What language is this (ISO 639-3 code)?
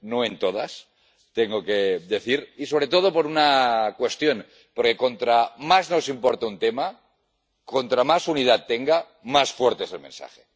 spa